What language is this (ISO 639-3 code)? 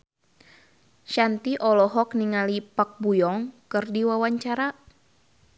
sun